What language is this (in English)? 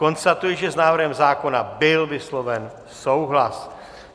Czech